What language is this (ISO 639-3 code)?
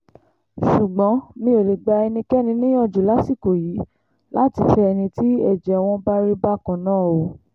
yor